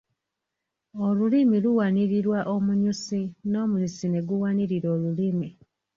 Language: Ganda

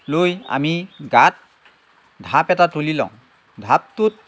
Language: Assamese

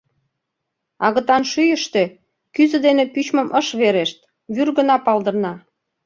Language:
Mari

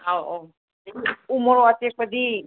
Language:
Manipuri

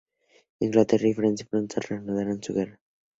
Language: Spanish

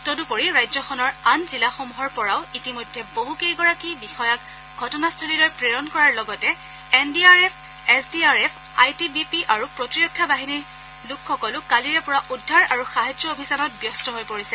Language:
Assamese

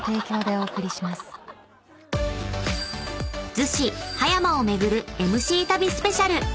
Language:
Japanese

